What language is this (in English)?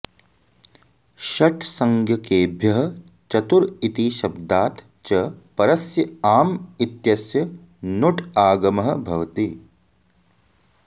Sanskrit